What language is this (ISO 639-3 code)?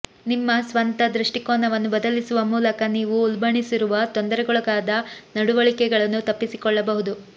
kan